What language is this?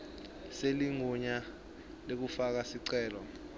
Swati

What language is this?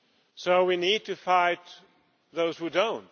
English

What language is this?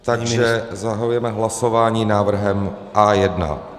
Czech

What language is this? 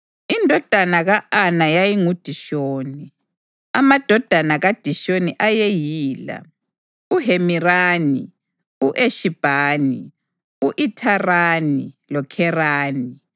North Ndebele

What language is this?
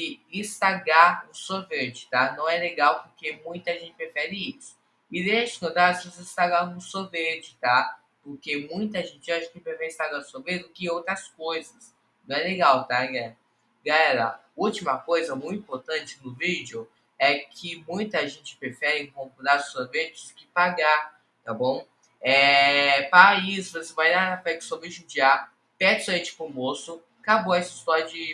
Portuguese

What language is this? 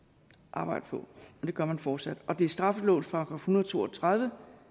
Danish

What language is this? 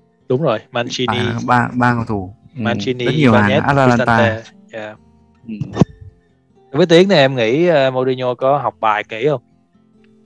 Vietnamese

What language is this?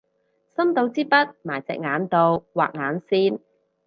Cantonese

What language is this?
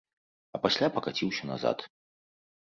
Belarusian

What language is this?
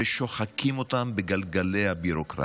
Hebrew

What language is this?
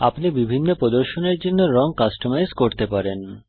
Bangla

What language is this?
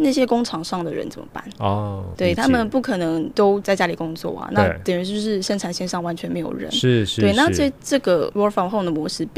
Chinese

